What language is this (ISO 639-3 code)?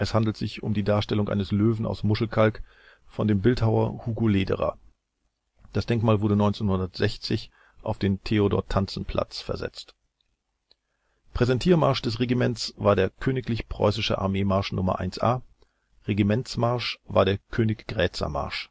deu